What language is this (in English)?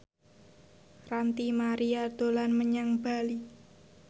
Javanese